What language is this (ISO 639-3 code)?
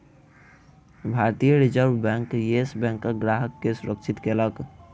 mai